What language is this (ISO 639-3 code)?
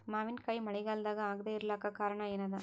kan